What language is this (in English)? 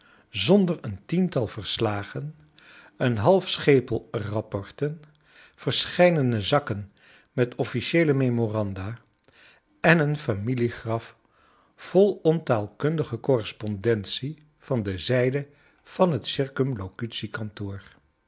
Dutch